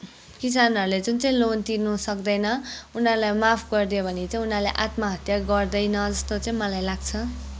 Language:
Nepali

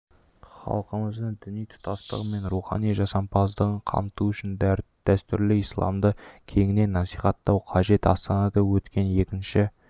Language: Kazakh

